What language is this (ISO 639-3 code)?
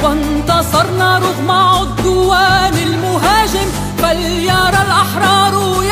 ara